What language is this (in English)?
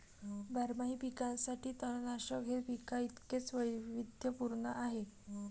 Marathi